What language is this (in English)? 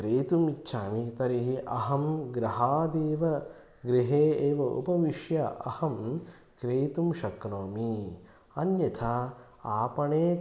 Sanskrit